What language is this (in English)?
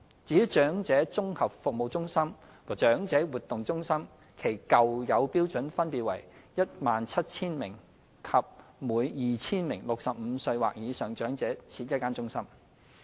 Cantonese